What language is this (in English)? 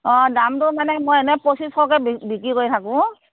Assamese